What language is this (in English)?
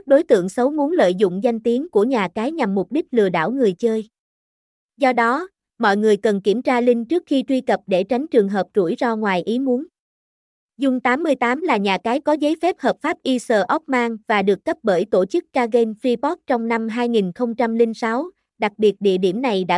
Vietnamese